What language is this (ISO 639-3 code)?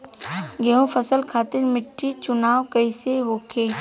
bho